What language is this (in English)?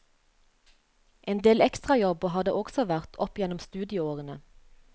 Norwegian